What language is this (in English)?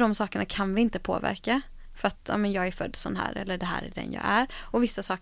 Swedish